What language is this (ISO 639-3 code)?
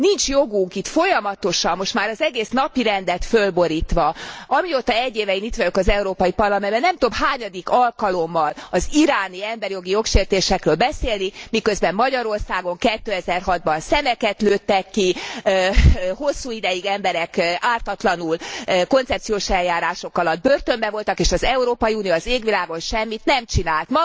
hun